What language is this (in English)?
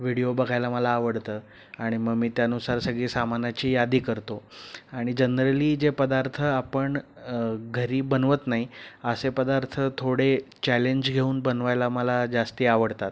Marathi